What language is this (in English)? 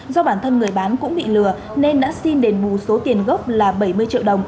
Vietnamese